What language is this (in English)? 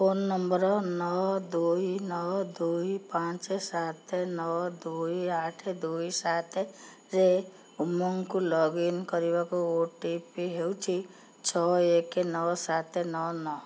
Odia